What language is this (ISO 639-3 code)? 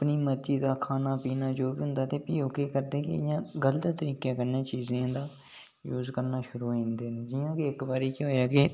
doi